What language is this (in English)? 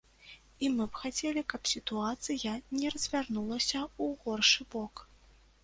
Belarusian